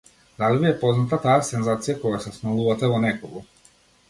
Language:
Macedonian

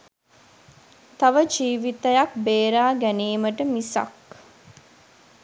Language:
Sinhala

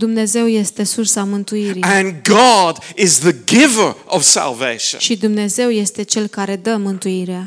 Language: Romanian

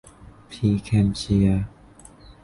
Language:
Thai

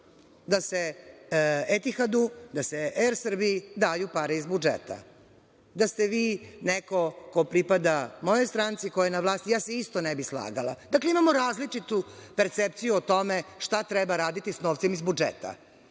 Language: Serbian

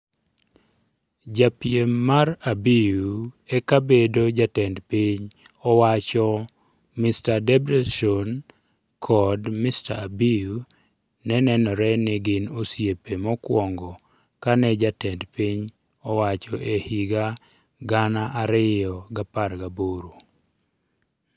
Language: Luo (Kenya and Tanzania)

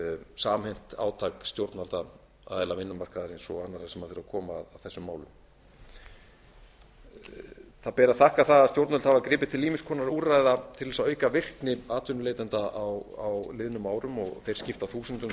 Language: Icelandic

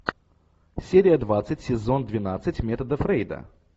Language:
Russian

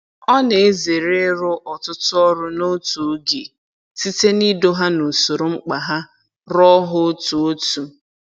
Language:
Igbo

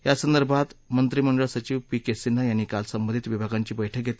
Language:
Marathi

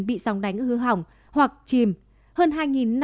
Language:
Vietnamese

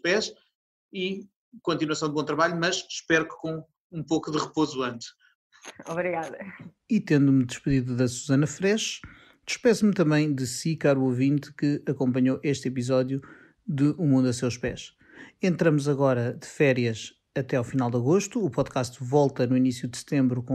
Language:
Portuguese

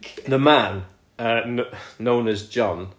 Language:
Welsh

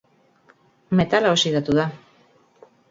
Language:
Basque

